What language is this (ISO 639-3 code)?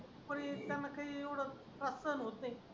mar